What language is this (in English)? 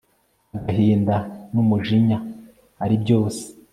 Kinyarwanda